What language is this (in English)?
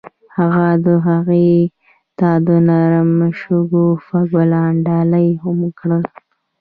Pashto